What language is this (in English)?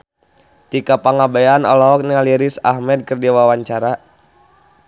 Sundanese